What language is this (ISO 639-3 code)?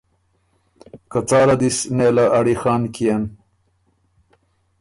oru